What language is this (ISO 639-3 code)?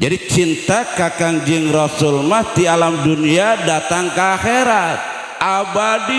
ind